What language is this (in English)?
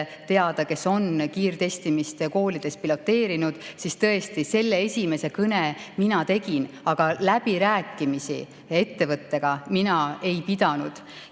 Estonian